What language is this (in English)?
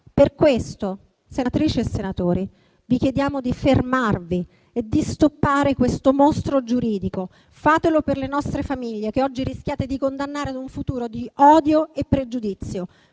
Italian